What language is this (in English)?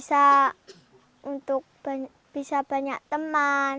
Indonesian